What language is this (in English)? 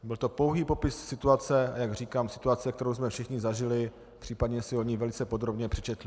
Czech